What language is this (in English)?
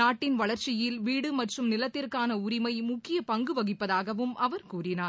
Tamil